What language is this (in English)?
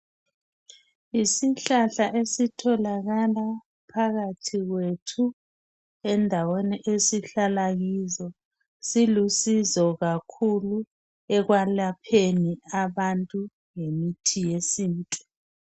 North Ndebele